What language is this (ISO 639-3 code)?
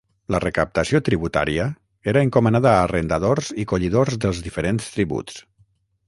cat